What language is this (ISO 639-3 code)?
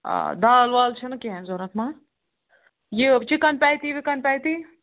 kas